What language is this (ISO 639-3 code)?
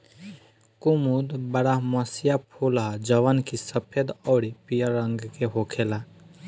bho